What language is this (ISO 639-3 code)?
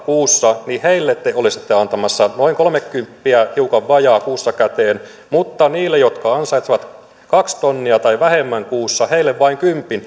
fin